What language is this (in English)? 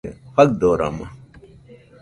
Nüpode Huitoto